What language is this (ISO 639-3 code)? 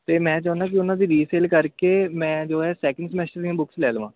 pan